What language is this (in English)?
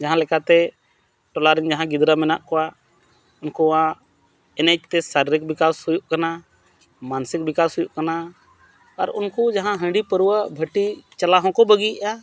Santali